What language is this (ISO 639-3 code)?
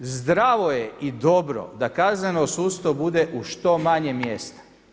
hrv